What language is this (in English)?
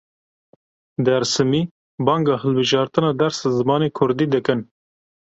Kurdish